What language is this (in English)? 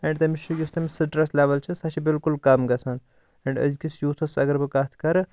Kashmiri